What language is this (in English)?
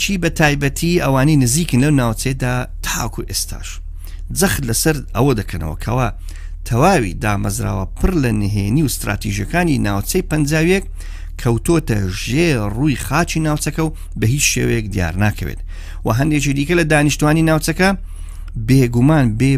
Persian